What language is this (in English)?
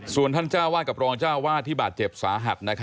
Thai